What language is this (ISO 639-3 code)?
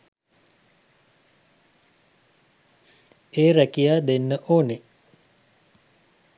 sin